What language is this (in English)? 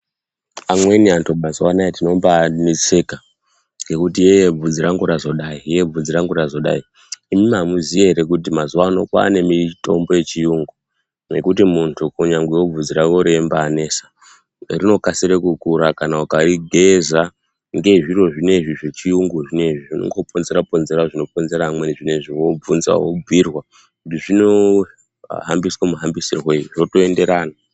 Ndau